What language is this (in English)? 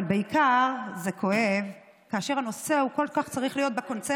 Hebrew